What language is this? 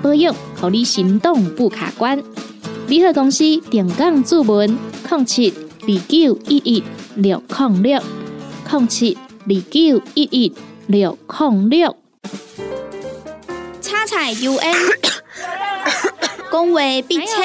Chinese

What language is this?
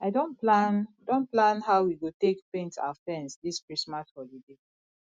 Nigerian Pidgin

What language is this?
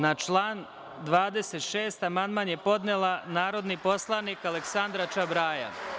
Serbian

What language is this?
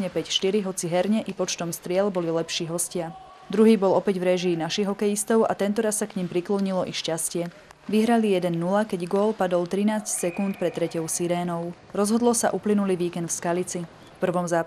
Slovak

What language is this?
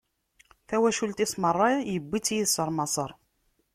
Kabyle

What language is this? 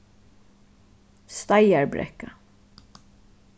Faroese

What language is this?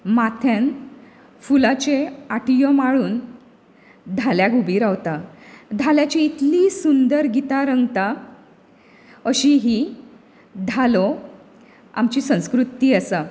Konkani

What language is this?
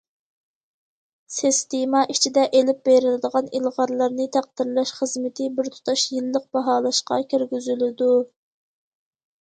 Uyghur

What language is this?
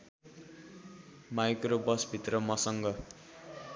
Nepali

